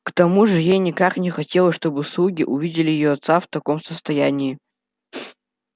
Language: Russian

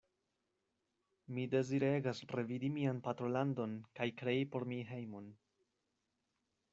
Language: Esperanto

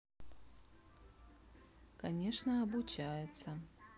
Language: Russian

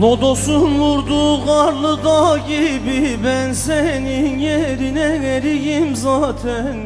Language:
Turkish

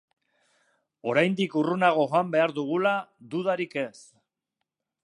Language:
Basque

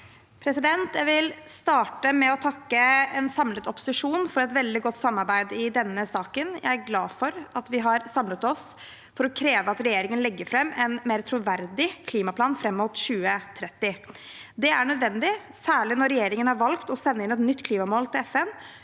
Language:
Norwegian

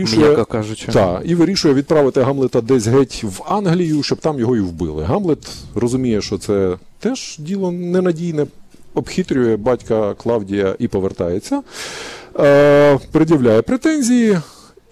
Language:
Ukrainian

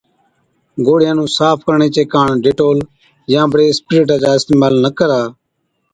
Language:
Od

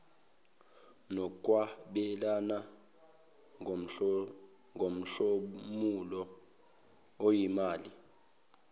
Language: Zulu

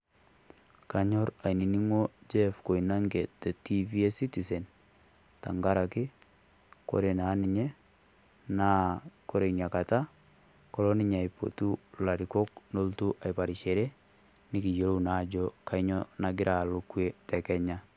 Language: Masai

